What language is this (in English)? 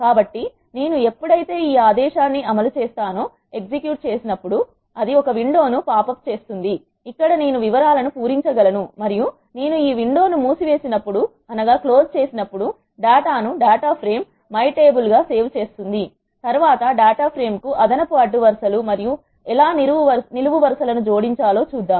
Telugu